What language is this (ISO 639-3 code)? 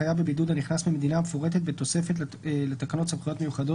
heb